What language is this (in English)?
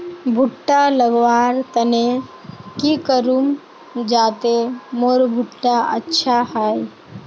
Magahi